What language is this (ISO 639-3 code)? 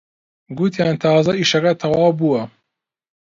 ckb